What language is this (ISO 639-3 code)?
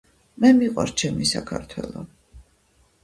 kat